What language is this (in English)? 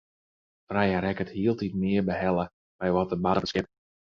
Western Frisian